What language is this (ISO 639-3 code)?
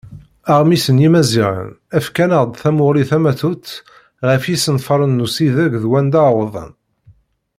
kab